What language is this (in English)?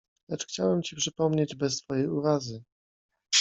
Polish